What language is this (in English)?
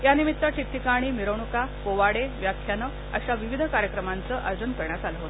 Marathi